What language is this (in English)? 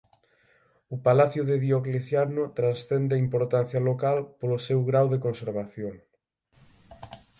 Galician